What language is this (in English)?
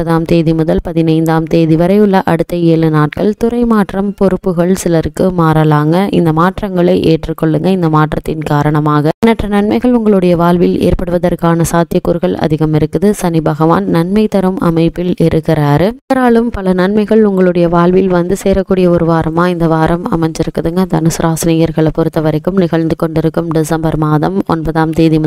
Arabic